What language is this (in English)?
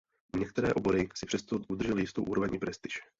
Czech